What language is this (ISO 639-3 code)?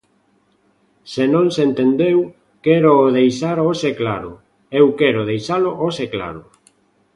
glg